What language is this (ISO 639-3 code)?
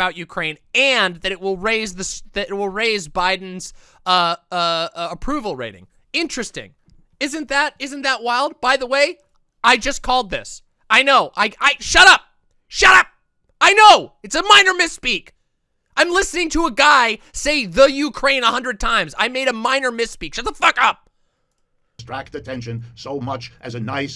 eng